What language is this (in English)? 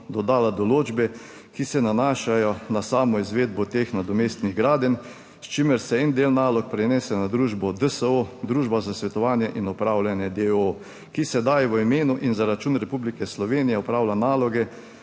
Slovenian